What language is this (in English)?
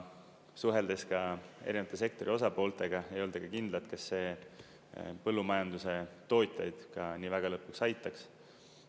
Estonian